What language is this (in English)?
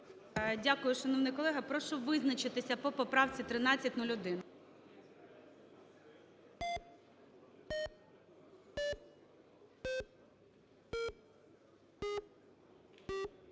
Ukrainian